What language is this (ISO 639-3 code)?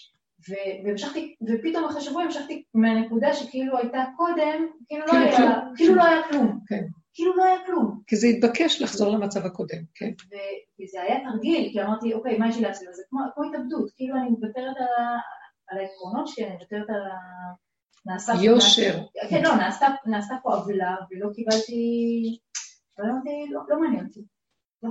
heb